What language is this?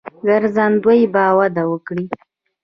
Pashto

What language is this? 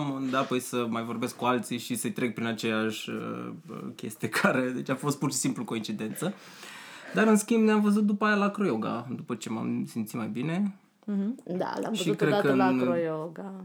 Romanian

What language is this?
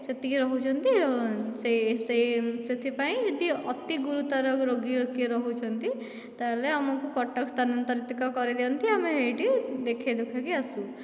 Odia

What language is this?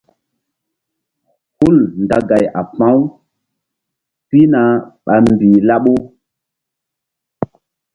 Mbum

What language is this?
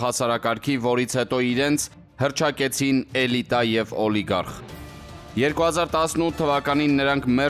Turkish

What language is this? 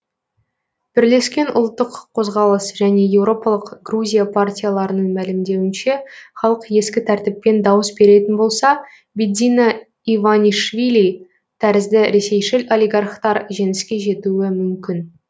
Kazakh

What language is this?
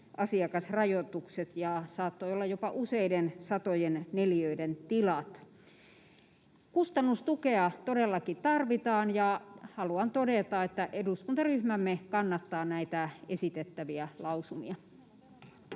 Finnish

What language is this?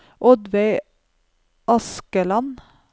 Norwegian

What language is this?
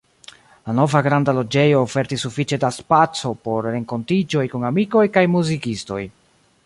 Esperanto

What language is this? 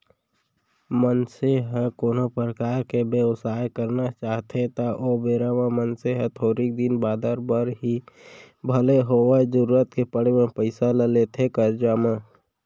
Chhattisgarhi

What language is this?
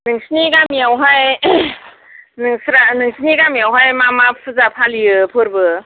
Bodo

